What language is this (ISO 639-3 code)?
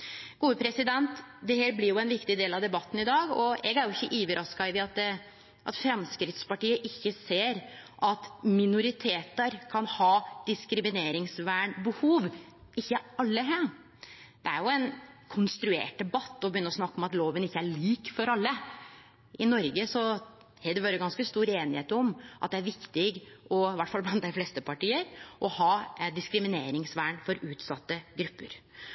nno